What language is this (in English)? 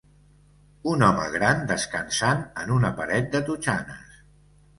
Catalan